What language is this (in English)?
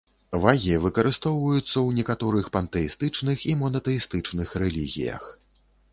Belarusian